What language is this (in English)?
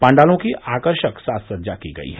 Hindi